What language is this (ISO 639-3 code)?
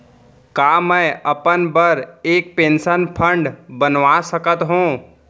hne